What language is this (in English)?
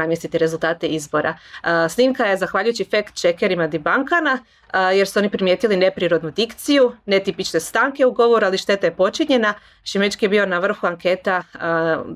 Croatian